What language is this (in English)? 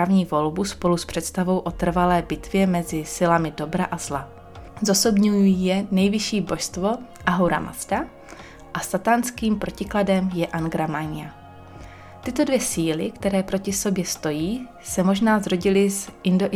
Czech